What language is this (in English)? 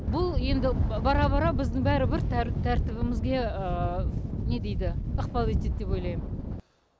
Kazakh